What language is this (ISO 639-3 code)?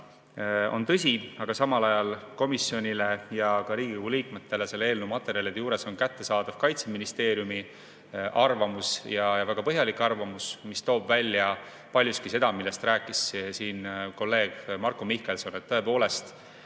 est